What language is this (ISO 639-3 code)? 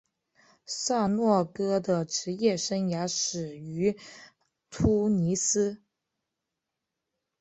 zho